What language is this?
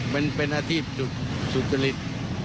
Thai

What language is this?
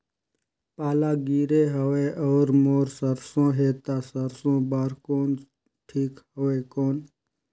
Chhattisgarhi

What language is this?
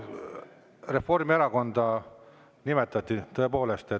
Estonian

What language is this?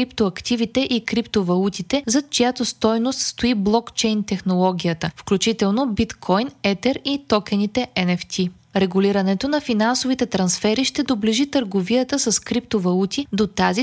Bulgarian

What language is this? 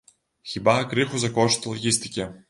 Belarusian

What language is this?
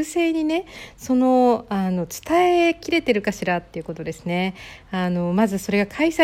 Japanese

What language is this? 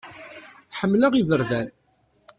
Kabyle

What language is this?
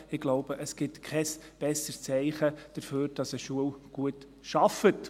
Swiss German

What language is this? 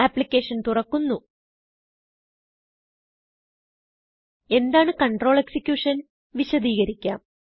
Malayalam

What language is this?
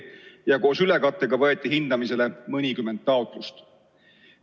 Estonian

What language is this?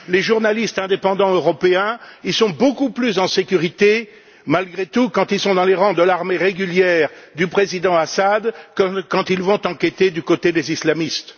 French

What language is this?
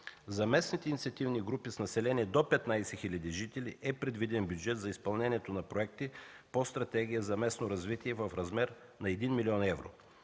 Bulgarian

